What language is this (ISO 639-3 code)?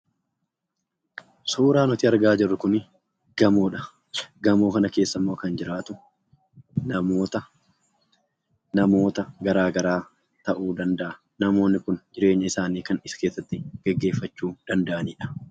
orm